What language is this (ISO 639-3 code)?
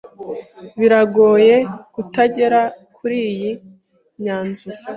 kin